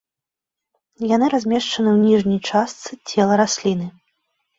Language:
Belarusian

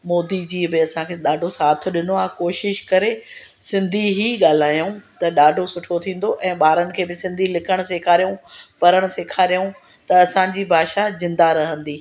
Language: Sindhi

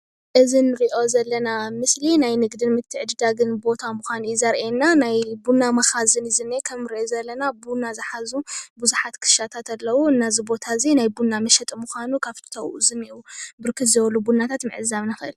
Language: Tigrinya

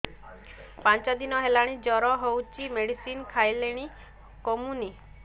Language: Odia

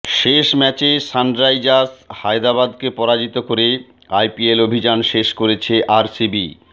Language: Bangla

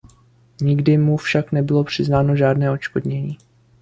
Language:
Czech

